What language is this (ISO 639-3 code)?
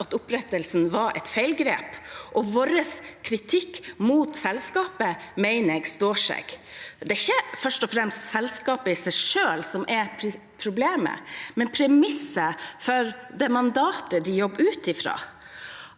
nor